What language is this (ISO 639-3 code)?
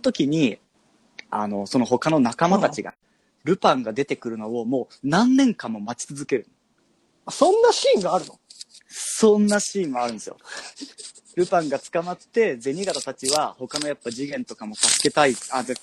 jpn